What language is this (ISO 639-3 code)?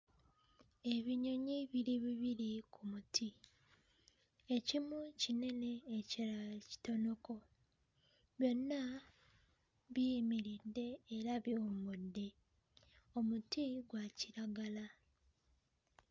lug